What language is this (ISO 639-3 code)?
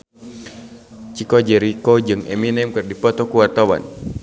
sun